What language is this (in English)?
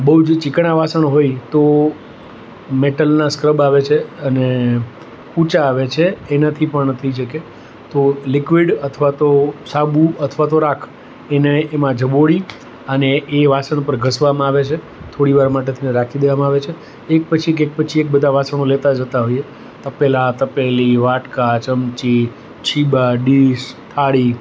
Gujarati